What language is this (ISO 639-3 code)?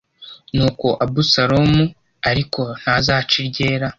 kin